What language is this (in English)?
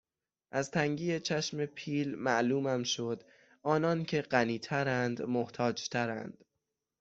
Persian